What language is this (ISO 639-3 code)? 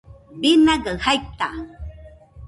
hux